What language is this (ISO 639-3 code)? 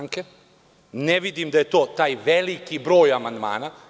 srp